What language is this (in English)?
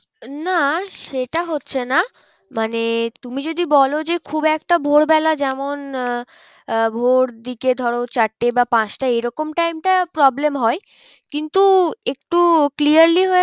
Bangla